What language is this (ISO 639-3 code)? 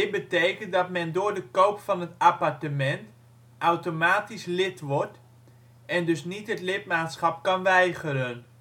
nld